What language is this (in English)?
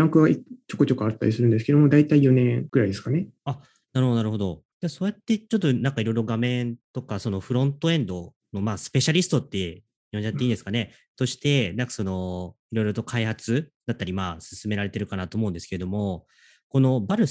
Japanese